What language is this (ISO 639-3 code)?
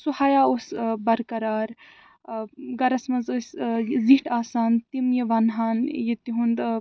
kas